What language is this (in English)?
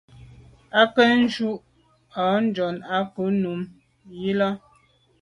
Medumba